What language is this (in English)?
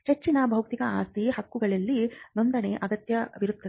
Kannada